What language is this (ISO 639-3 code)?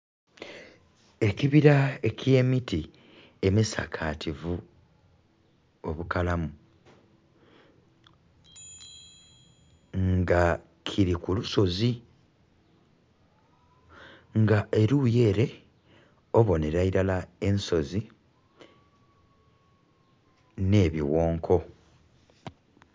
xog